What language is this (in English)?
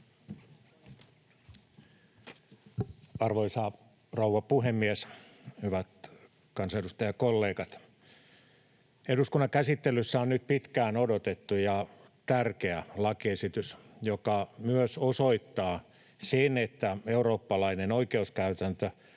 Finnish